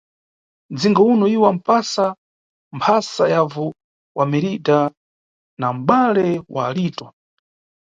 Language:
Nyungwe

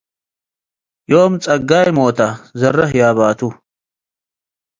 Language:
Tigre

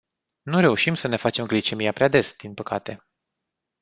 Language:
Romanian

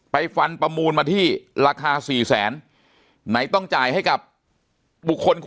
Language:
Thai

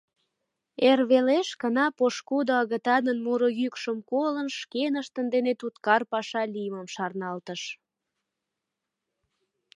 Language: Mari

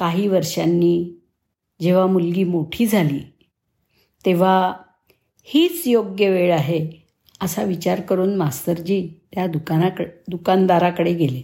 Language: Marathi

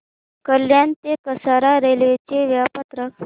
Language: Marathi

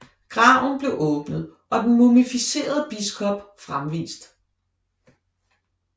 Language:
Danish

